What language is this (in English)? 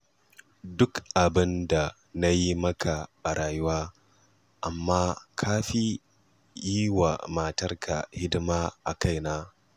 Hausa